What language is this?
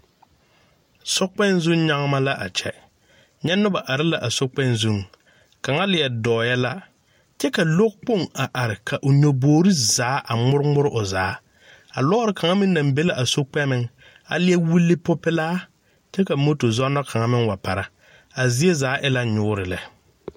Southern Dagaare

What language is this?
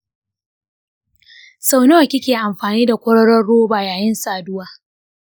Hausa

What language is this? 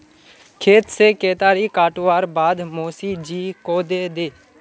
Magahi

